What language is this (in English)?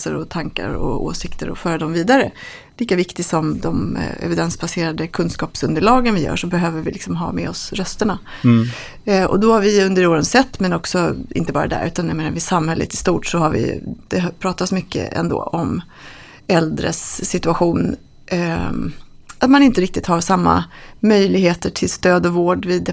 Swedish